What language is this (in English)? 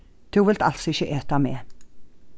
Faroese